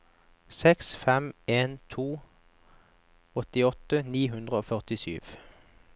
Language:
Norwegian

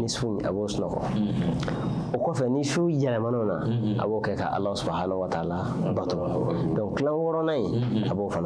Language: French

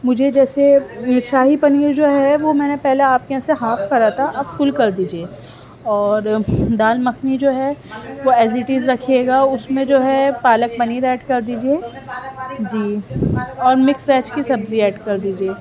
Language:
Urdu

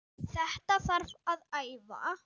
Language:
Icelandic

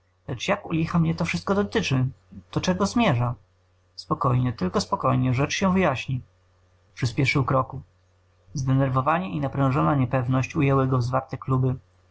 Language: Polish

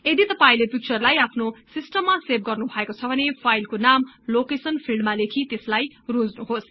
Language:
Nepali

